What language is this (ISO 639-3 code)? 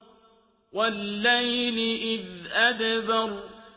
ara